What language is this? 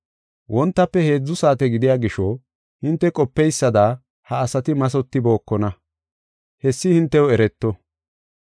Gofa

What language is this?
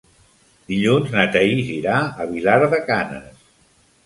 Catalan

